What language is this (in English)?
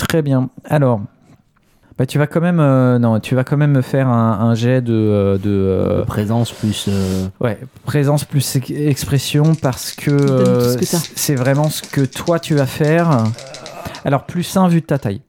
French